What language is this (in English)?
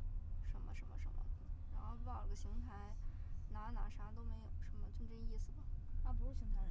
Chinese